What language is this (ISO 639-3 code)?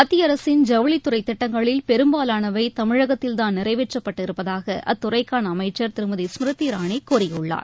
tam